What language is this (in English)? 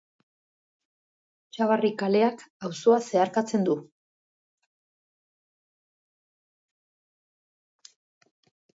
Basque